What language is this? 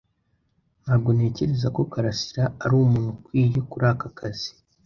Kinyarwanda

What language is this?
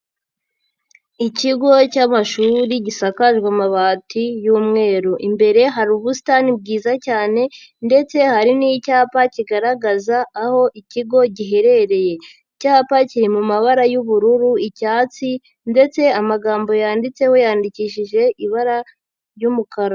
Kinyarwanda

